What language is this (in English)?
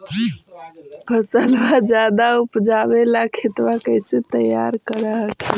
Magahi